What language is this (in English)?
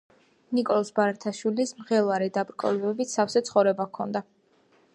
Georgian